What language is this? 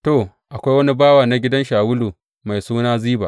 Hausa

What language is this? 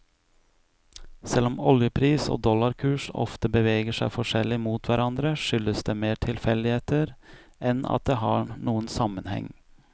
Norwegian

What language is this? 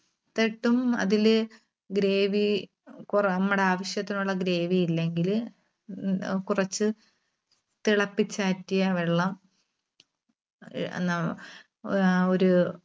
Malayalam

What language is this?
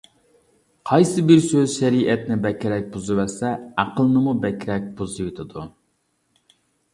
Uyghur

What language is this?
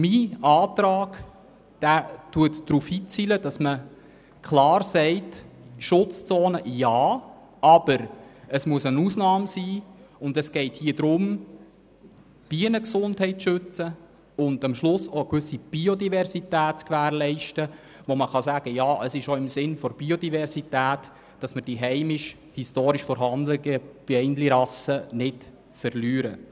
Swiss German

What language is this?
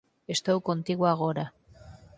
Galician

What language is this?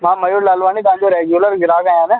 Sindhi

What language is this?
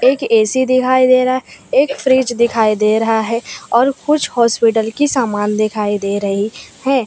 Hindi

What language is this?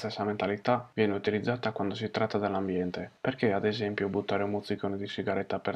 Italian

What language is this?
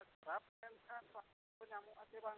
Santali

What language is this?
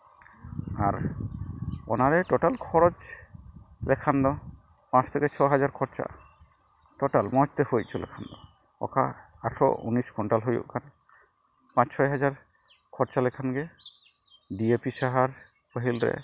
Santali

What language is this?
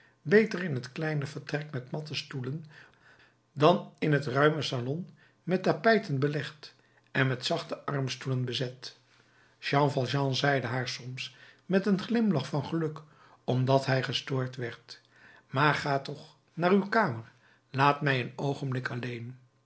Dutch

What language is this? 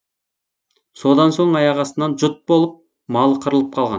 Kazakh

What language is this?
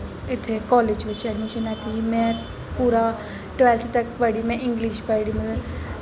Dogri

